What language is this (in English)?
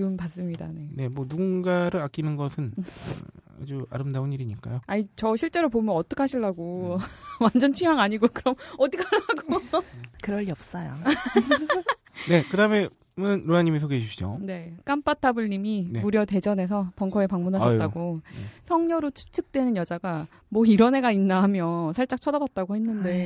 Korean